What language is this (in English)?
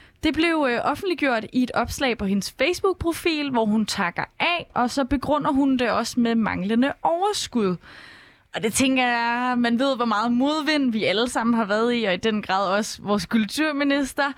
Danish